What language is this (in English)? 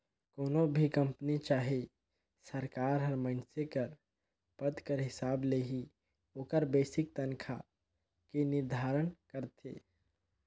Chhattisgarhi